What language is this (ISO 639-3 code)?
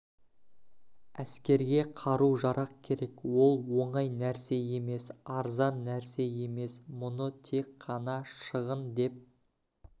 kaz